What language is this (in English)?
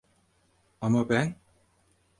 Turkish